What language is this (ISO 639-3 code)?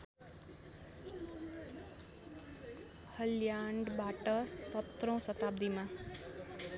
nep